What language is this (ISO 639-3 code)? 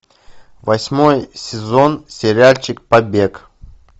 rus